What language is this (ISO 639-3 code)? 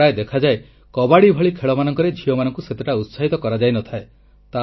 ori